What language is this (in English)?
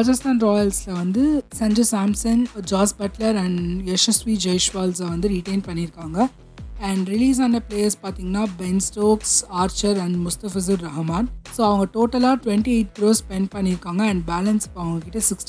Tamil